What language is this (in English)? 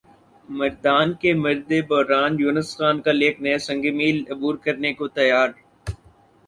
Urdu